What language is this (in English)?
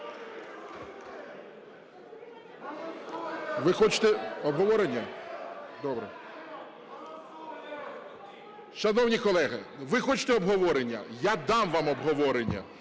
Ukrainian